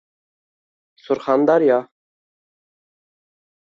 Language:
Uzbek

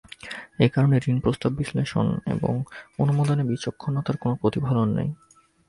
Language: Bangla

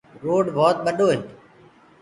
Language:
Gurgula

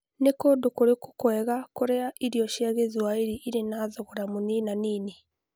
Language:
Kikuyu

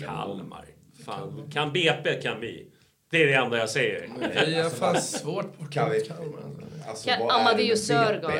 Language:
Swedish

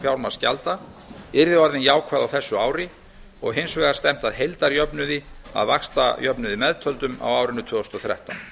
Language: Icelandic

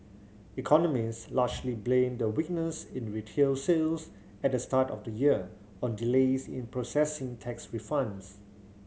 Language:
English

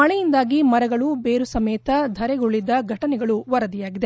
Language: Kannada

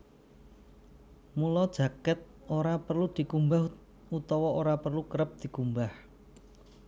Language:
Javanese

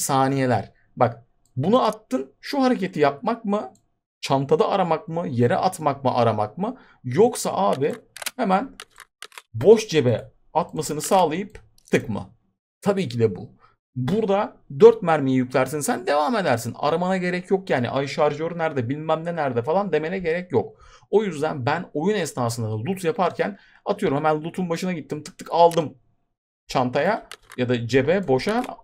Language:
Turkish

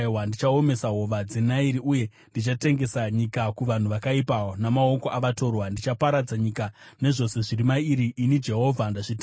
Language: Shona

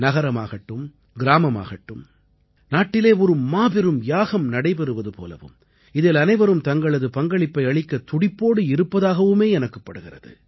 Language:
Tamil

